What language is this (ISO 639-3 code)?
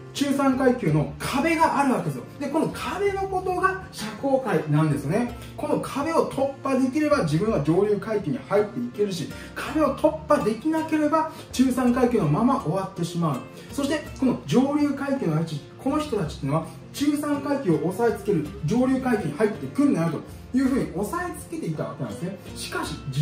jpn